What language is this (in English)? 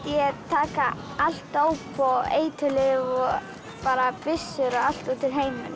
Icelandic